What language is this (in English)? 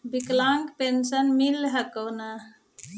Magahi